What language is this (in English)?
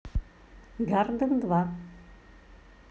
Russian